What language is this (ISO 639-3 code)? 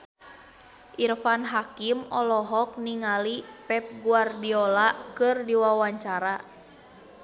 sun